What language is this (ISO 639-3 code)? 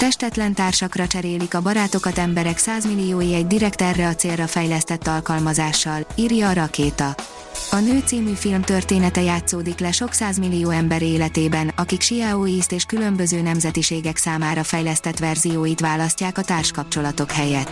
hun